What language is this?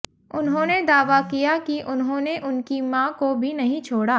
Hindi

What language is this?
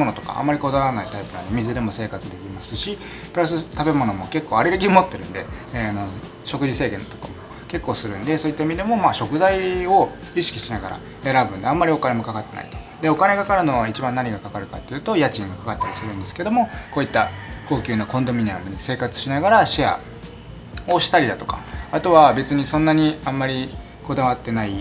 Japanese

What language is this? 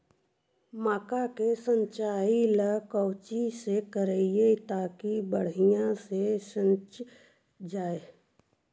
Magahi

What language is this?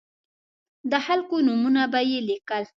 Pashto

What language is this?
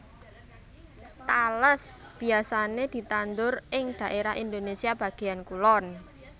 Javanese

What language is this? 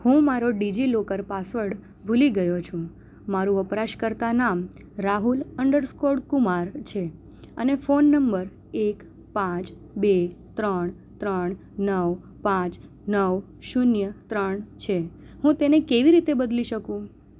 Gujarati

